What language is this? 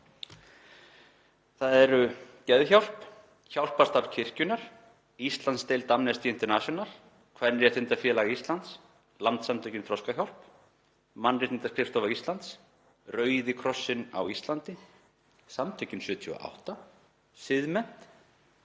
Icelandic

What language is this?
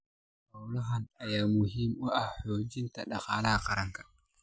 Somali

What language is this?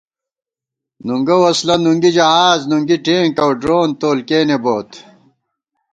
Gawar-Bati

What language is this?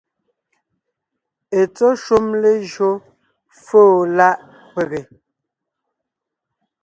Ngiemboon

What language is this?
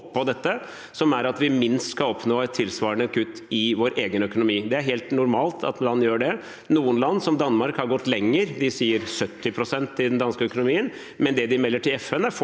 Norwegian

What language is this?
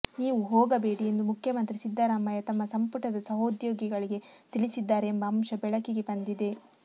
Kannada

